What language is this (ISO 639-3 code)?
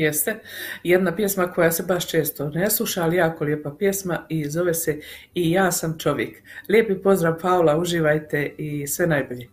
hrv